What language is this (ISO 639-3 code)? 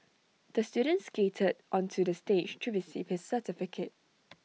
eng